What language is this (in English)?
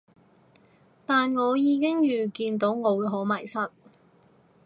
Cantonese